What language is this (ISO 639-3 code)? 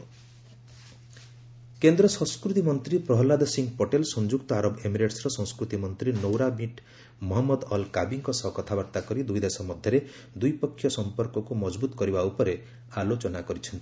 ori